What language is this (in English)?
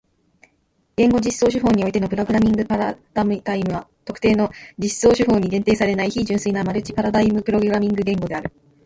Japanese